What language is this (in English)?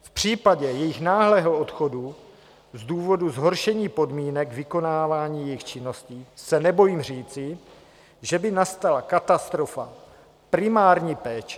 Czech